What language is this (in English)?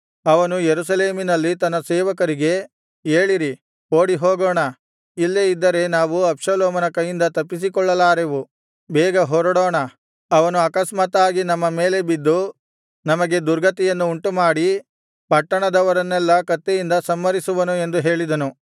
Kannada